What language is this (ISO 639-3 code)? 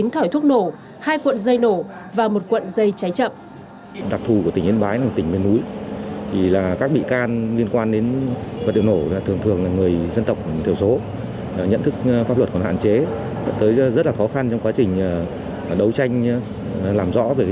vie